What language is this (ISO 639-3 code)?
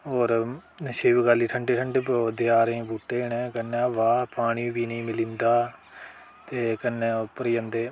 doi